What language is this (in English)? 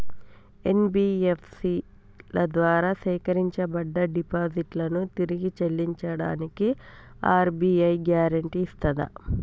Telugu